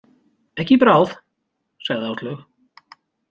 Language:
Icelandic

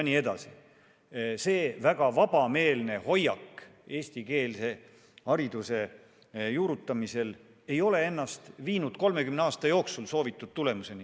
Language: Estonian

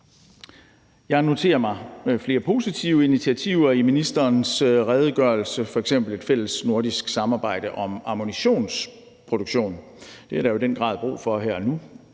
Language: Danish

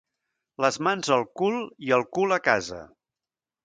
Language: Catalan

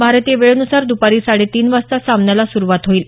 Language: Marathi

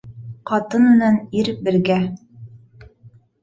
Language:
Bashkir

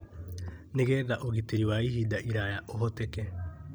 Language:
Kikuyu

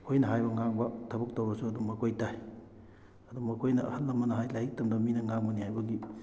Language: Manipuri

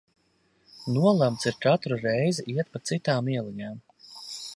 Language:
Latvian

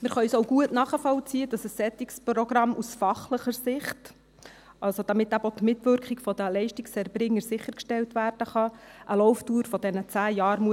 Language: Swiss German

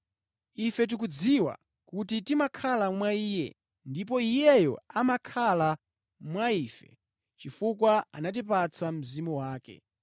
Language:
Nyanja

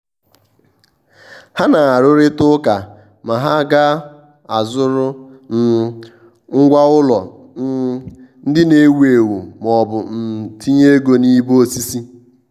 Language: Igbo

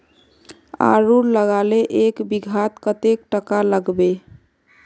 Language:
Magahi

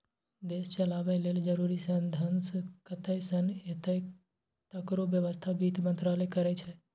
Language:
Maithili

